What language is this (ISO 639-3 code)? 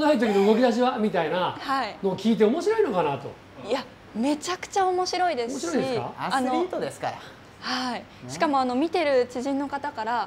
jpn